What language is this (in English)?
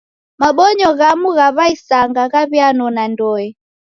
Taita